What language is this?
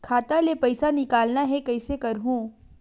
Chhattisgarhi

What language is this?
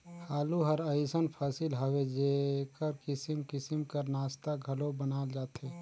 Chhattisgarhi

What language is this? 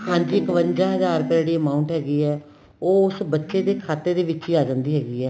Punjabi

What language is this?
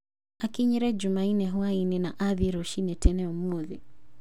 Kikuyu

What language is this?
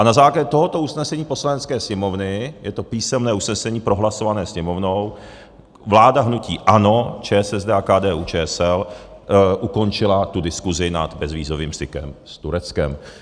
Czech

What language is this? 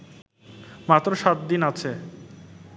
Bangla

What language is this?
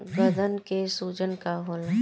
Bhojpuri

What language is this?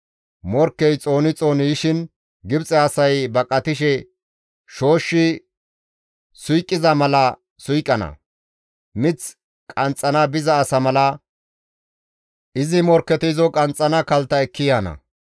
Gamo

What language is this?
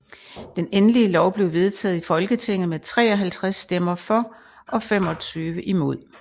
Danish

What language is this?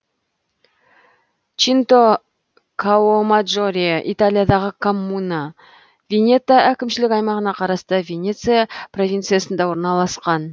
Kazakh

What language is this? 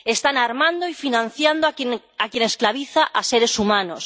Spanish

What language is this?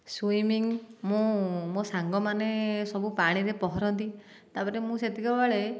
Odia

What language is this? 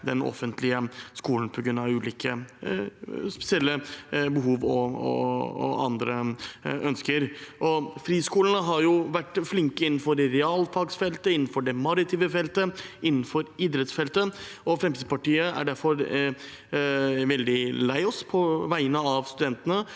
Norwegian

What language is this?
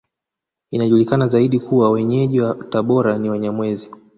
Swahili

